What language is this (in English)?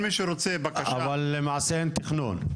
Hebrew